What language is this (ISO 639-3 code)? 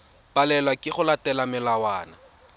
tsn